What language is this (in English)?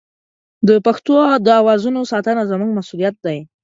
Pashto